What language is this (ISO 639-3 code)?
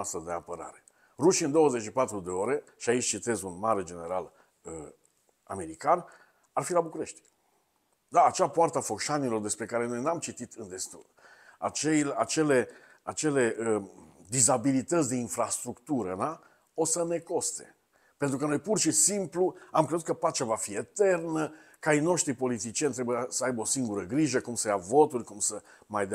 ron